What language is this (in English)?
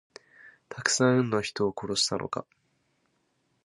Japanese